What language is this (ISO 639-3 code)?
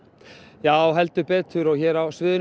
isl